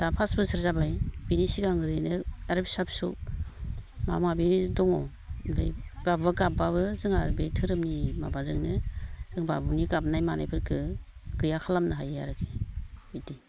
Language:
Bodo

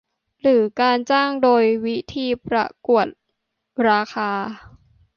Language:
Thai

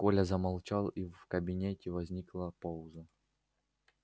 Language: Russian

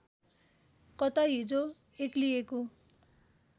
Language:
Nepali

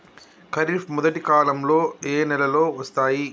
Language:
Telugu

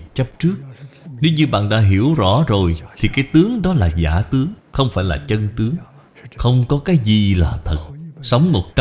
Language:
Vietnamese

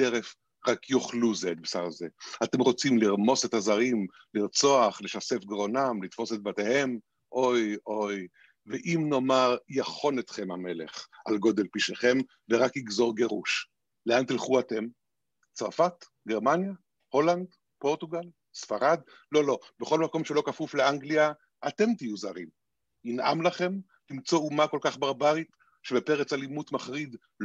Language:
Hebrew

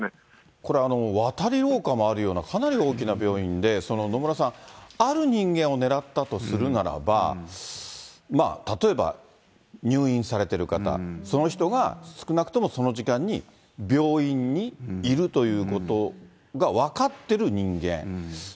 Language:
Japanese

